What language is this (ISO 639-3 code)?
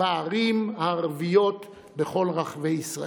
heb